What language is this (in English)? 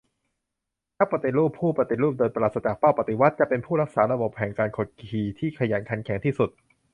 Thai